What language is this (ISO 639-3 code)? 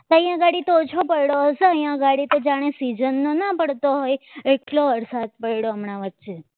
guj